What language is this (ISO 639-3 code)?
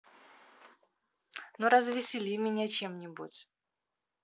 rus